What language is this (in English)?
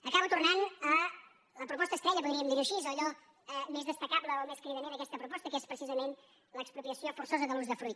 Catalan